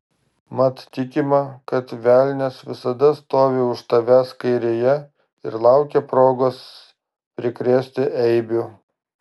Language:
Lithuanian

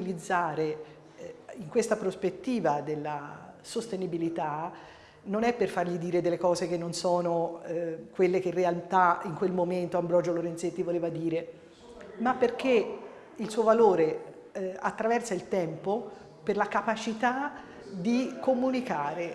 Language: Italian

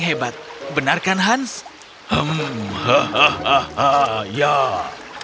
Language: Indonesian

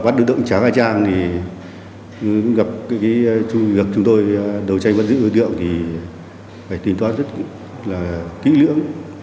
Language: Vietnamese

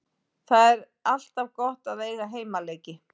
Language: Icelandic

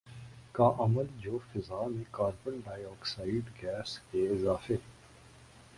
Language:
Urdu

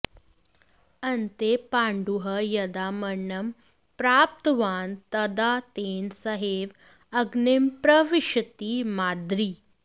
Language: Sanskrit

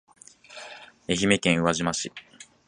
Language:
Japanese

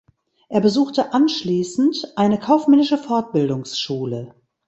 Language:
German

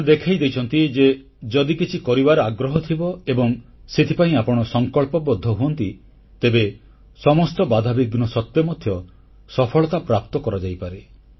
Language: Odia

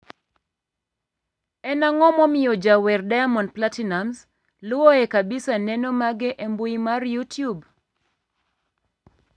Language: Luo (Kenya and Tanzania)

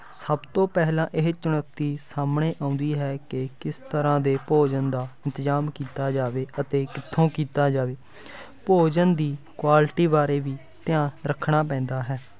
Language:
Punjabi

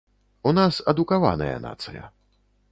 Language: Belarusian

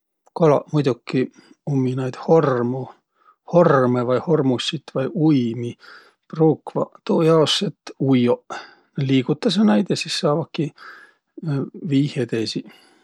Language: Võro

